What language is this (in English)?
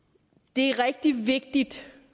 Danish